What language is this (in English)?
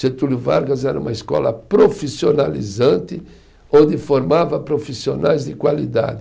Portuguese